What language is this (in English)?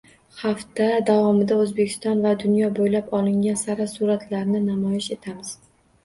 Uzbek